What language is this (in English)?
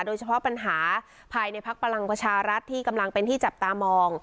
Thai